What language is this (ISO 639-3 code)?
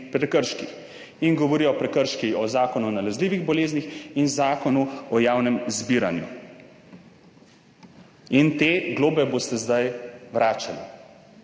slv